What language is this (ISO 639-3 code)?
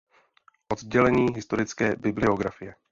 ces